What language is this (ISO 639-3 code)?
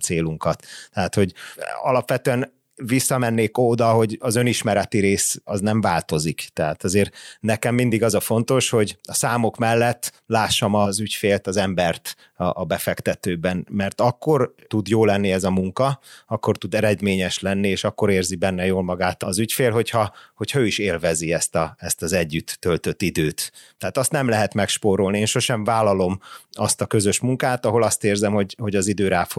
hun